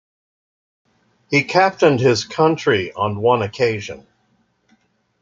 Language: English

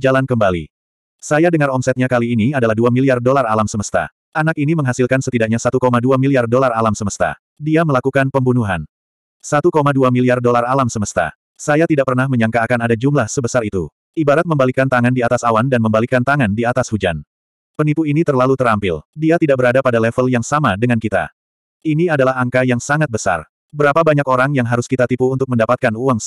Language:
Indonesian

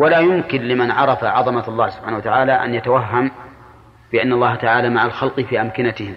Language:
Arabic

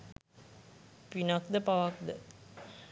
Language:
Sinhala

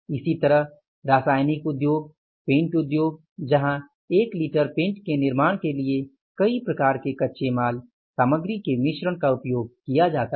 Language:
Hindi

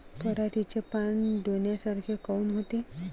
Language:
Marathi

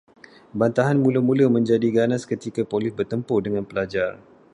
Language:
Malay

